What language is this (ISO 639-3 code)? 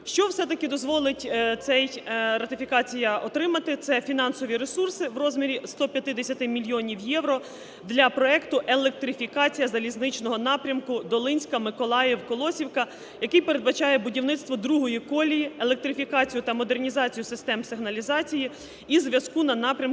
ukr